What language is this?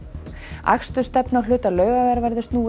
Icelandic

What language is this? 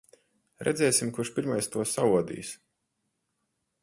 Latvian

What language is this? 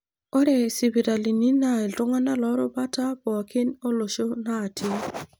Masai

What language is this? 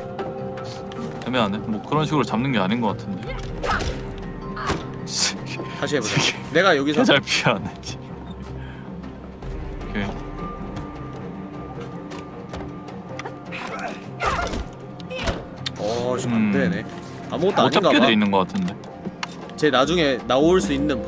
Korean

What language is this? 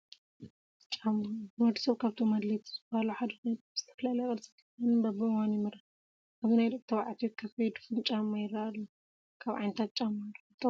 Tigrinya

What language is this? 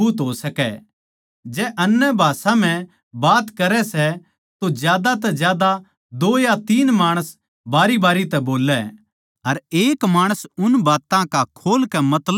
Haryanvi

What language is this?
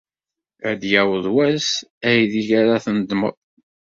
Kabyle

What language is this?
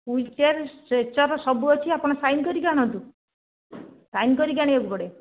Odia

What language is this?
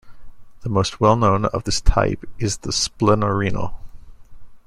English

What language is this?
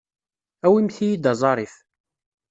Kabyle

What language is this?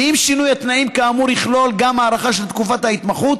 Hebrew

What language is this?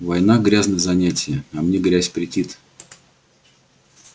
Russian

